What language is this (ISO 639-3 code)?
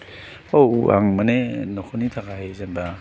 brx